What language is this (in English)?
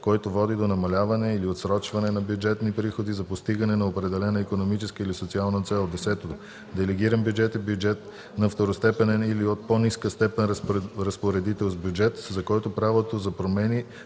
Bulgarian